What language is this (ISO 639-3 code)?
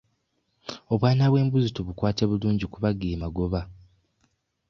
lug